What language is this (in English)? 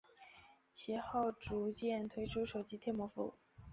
Chinese